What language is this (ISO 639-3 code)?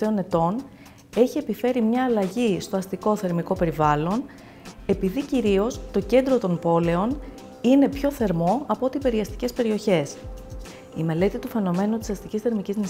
ell